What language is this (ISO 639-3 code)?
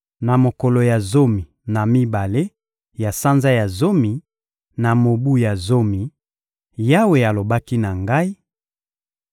lin